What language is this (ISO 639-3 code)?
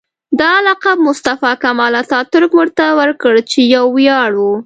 pus